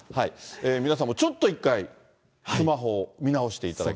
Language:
Japanese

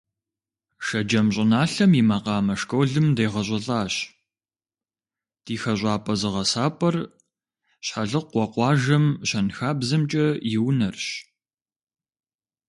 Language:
Kabardian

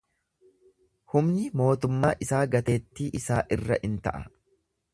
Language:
Oromo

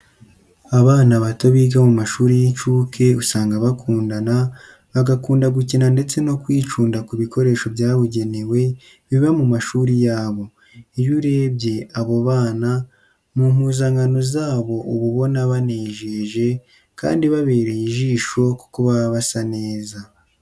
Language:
Kinyarwanda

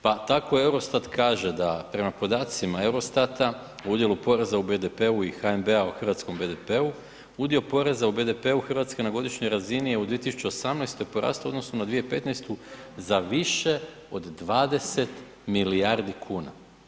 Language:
Croatian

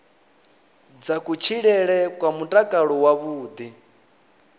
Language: Venda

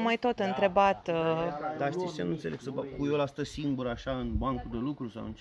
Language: Romanian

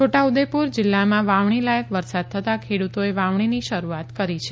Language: Gujarati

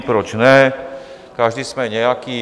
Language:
Czech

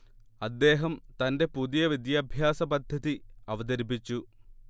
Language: Malayalam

